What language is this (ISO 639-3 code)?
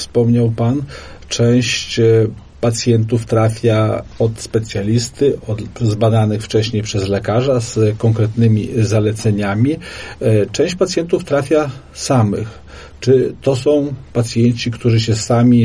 pol